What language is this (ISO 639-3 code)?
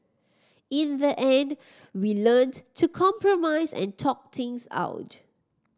eng